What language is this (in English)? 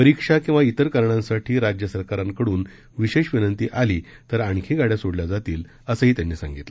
Marathi